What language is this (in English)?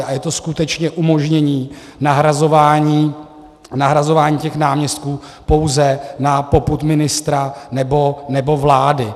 Czech